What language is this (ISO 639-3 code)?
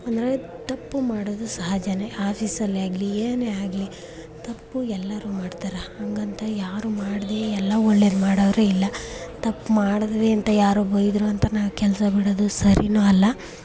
kan